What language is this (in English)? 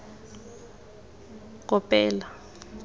Tswana